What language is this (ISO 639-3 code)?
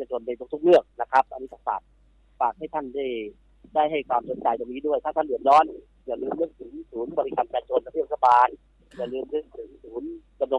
tha